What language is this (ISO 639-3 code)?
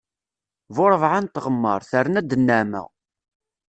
kab